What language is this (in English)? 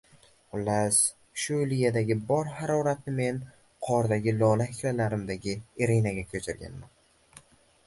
Uzbek